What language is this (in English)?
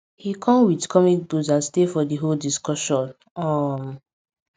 Nigerian Pidgin